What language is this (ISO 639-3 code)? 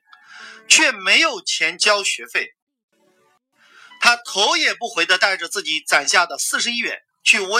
zho